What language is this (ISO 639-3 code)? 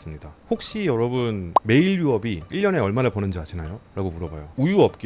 kor